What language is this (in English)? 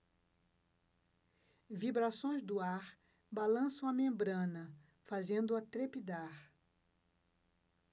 Portuguese